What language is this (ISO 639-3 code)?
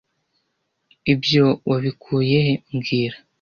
kin